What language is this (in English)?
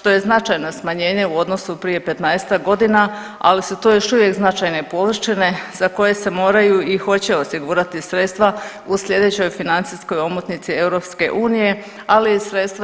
Croatian